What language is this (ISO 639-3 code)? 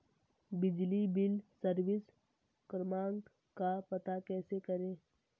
hin